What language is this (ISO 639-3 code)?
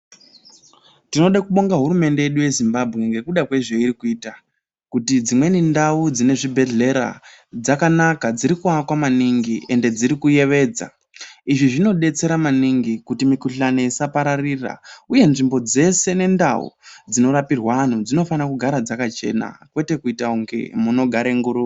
ndc